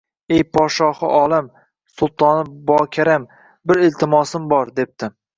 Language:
Uzbek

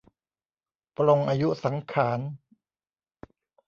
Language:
Thai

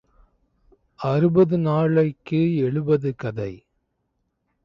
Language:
Tamil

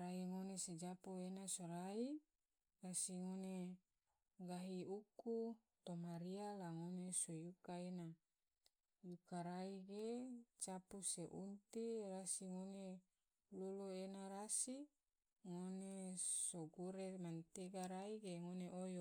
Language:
Tidore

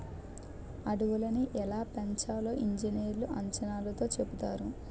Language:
Telugu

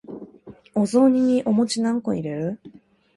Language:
Japanese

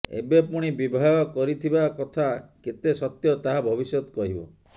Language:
Odia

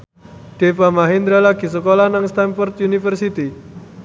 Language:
Javanese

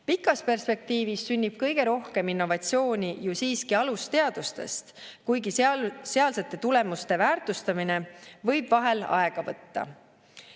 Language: Estonian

